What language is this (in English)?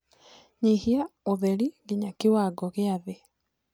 Kikuyu